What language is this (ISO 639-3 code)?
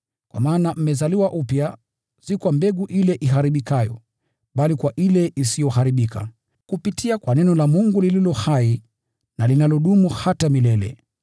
swa